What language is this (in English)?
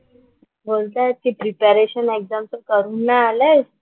Marathi